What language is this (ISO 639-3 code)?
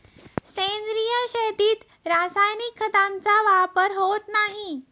mar